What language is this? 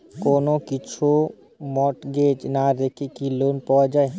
Bangla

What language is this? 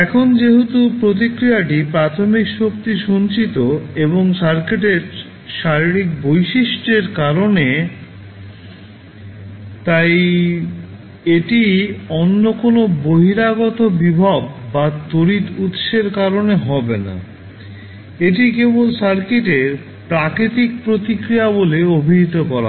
Bangla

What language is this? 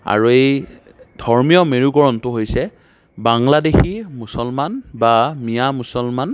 Assamese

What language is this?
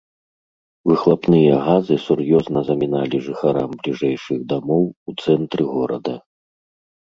Belarusian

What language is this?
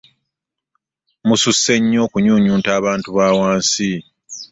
Ganda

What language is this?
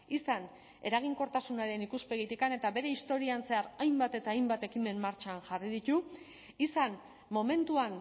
Basque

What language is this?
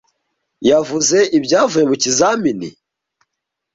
Kinyarwanda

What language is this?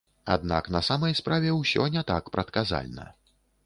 Belarusian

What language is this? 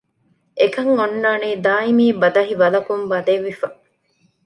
Divehi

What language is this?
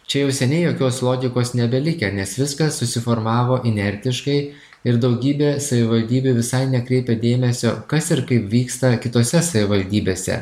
Lithuanian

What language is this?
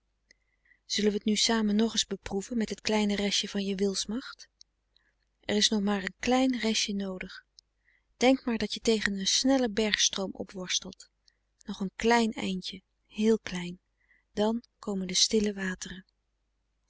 Dutch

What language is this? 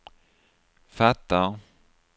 Swedish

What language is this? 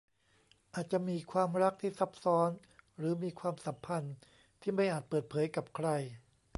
Thai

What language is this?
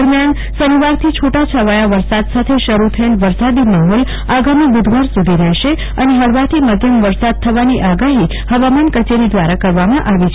Gujarati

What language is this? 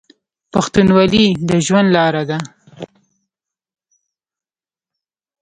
Pashto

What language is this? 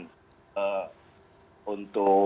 Indonesian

